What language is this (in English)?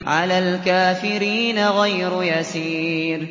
Arabic